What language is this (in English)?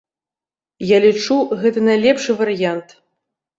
Belarusian